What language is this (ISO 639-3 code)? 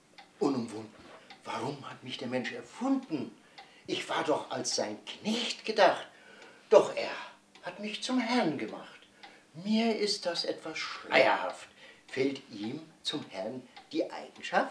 deu